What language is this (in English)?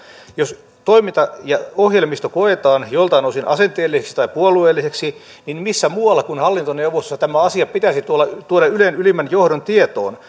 Finnish